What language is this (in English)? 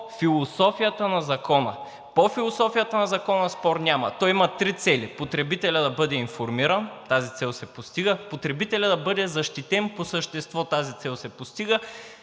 Bulgarian